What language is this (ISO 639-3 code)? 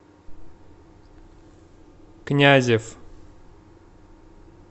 rus